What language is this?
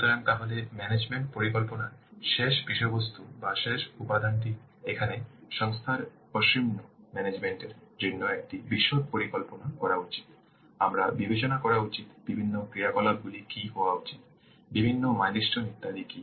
Bangla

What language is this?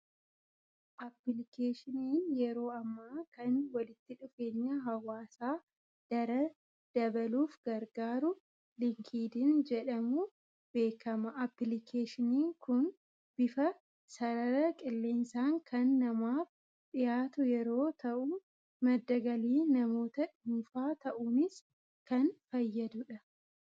Oromo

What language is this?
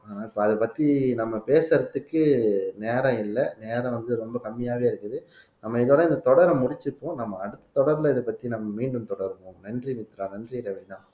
Tamil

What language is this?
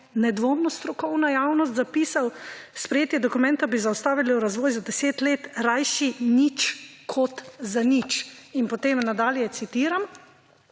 Slovenian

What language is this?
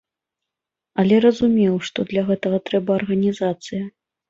Belarusian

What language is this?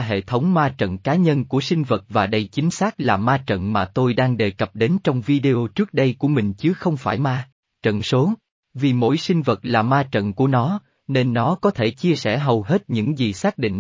Vietnamese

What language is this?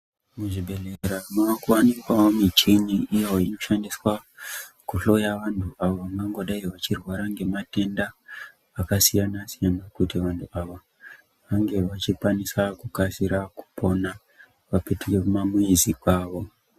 Ndau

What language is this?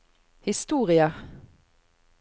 Norwegian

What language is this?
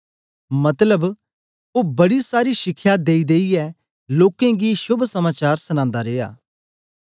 Dogri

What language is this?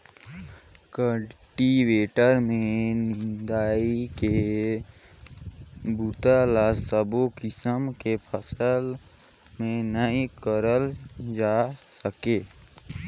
Chhattisgarhi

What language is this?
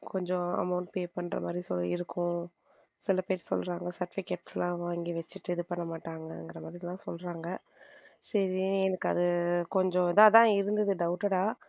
Tamil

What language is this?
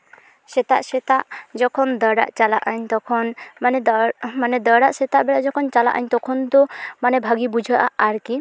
Santali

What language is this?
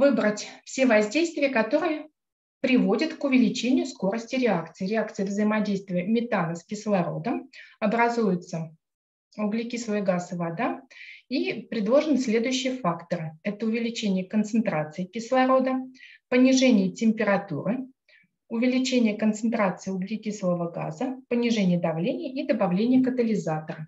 Russian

